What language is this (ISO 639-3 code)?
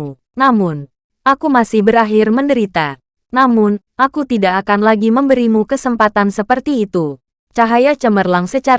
ind